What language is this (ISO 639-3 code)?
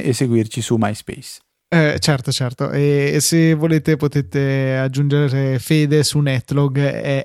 ita